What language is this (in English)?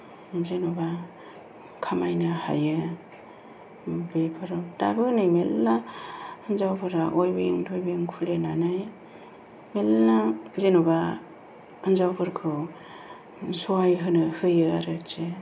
Bodo